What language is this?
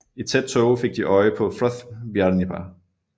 Danish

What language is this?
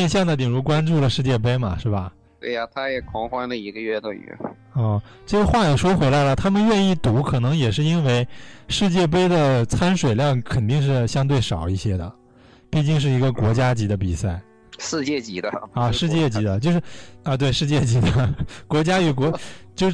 Chinese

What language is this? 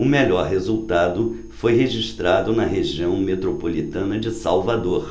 Portuguese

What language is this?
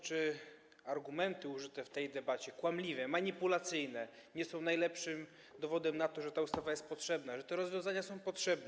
Polish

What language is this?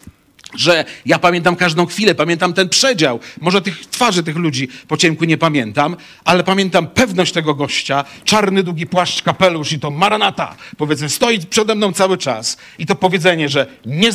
Polish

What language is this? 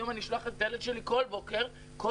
Hebrew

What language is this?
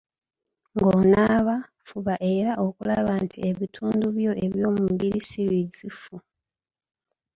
Ganda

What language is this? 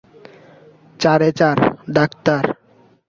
Bangla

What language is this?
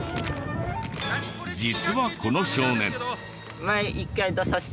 Japanese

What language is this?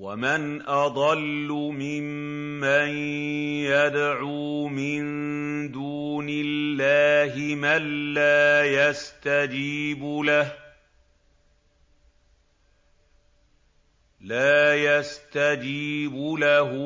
Arabic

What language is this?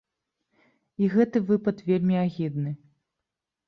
Belarusian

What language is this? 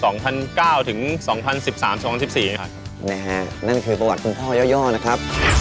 Thai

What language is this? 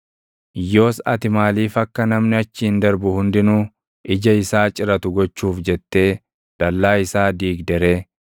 Oromo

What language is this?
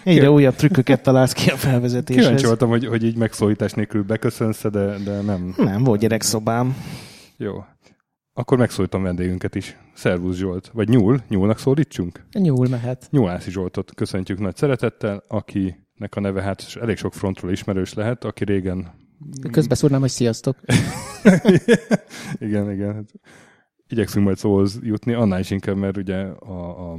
Hungarian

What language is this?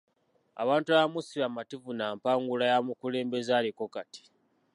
Ganda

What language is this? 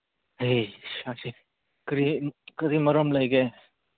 Manipuri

